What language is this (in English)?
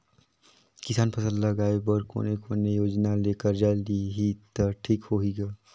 Chhattisgarhi